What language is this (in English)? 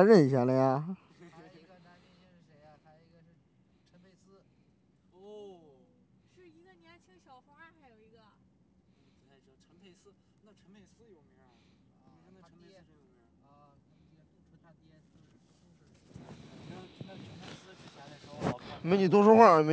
Chinese